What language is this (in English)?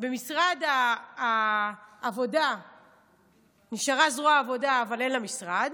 Hebrew